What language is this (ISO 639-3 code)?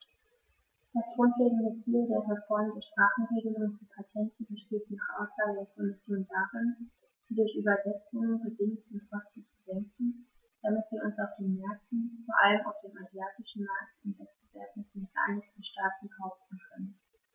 deu